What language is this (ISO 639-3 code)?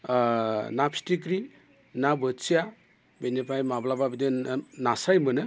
brx